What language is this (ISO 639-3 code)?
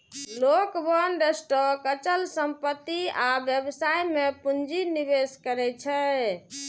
mai